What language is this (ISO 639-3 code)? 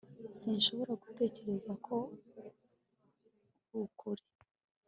kin